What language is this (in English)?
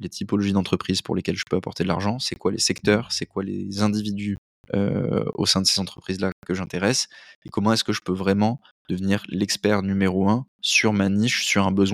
French